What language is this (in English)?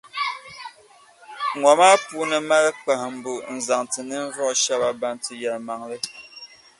Dagbani